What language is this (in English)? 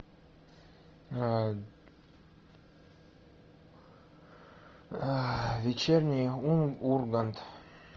Russian